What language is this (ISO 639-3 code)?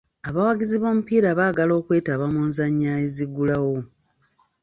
lug